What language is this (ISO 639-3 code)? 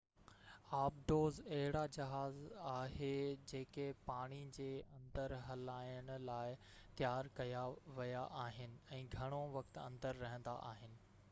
snd